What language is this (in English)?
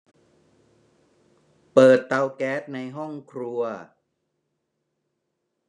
Thai